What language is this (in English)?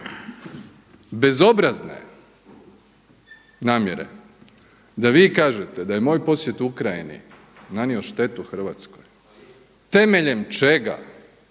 Croatian